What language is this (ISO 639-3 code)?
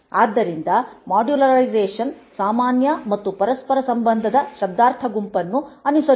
kan